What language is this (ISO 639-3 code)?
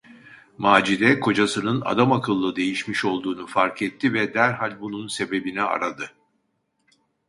tur